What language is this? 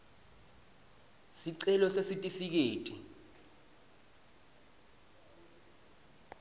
Swati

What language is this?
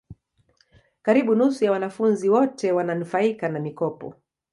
Swahili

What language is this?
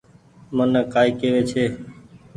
Goaria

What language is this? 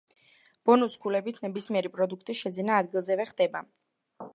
Georgian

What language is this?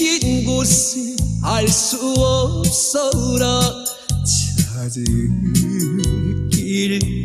Korean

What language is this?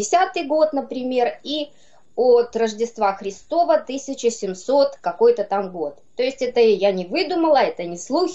Russian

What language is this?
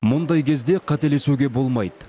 Kazakh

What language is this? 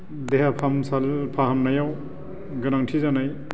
Bodo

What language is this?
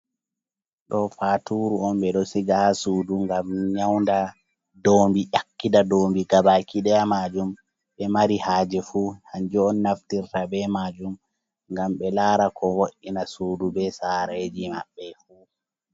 Fula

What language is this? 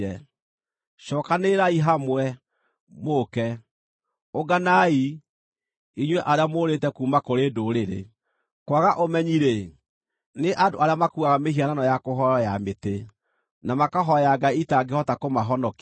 Kikuyu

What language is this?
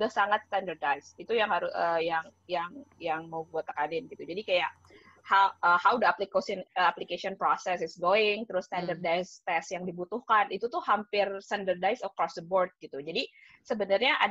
Indonesian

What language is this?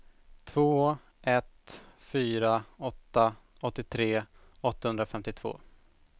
Swedish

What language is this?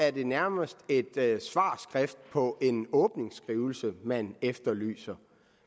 Danish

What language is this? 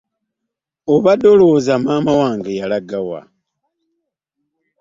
Ganda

